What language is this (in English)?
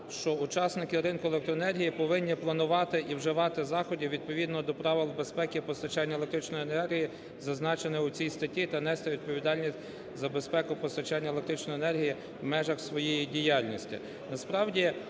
Ukrainian